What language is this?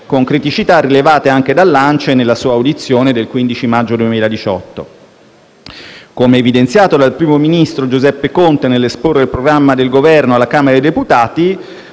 Italian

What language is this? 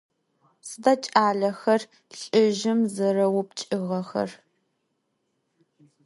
Adyghe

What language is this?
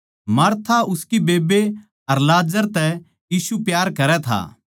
Haryanvi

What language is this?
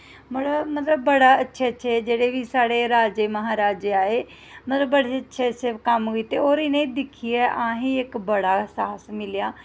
Dogri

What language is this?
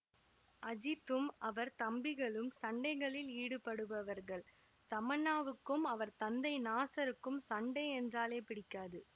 Tamil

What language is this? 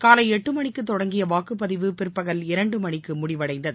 Tamil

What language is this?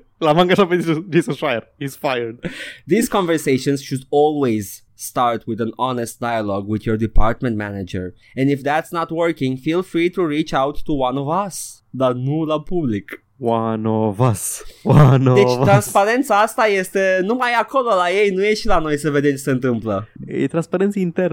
Romanian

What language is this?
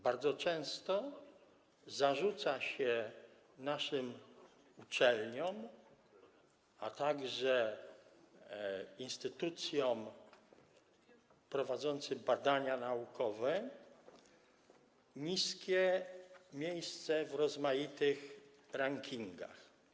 Polish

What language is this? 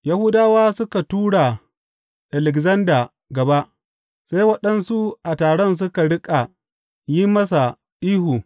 Hausa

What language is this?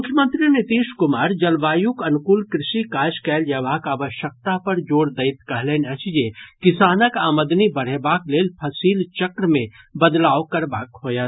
Maithili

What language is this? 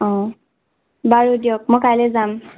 Assamese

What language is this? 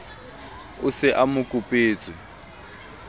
Southern Sotho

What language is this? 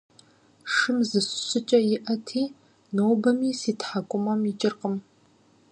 Kabardian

